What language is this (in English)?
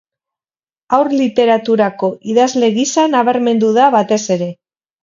Basque